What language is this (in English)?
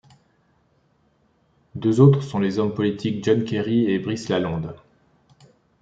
French